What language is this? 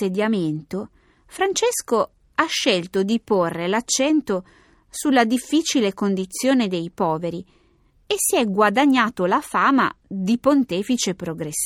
Italian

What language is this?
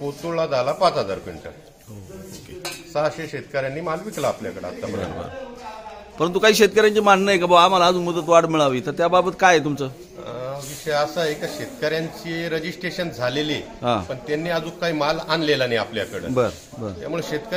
Romanian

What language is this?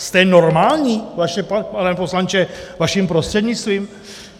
Czech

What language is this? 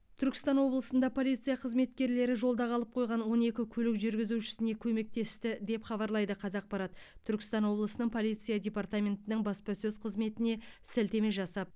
Kazakh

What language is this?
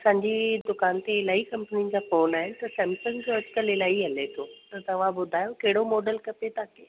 Sindhi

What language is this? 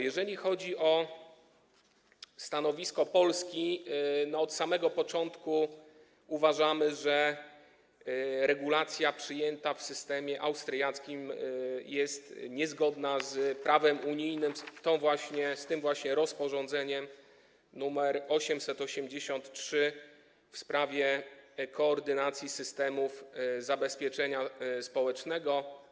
Polish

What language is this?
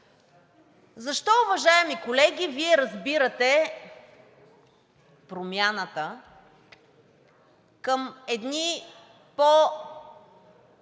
Bulgarian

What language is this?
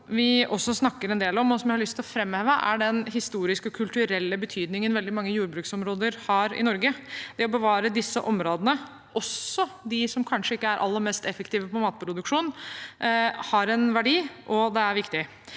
Norwegian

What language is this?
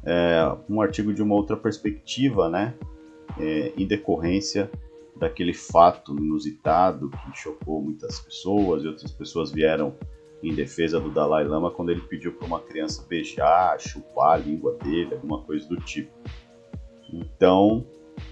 Portuguese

